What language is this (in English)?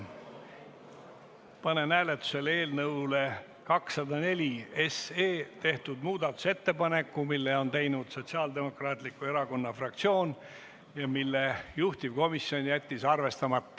Estonian